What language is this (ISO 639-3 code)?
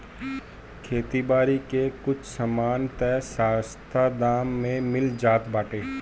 bho